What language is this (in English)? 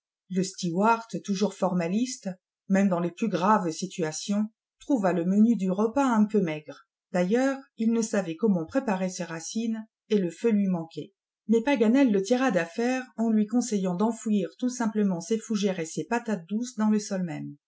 French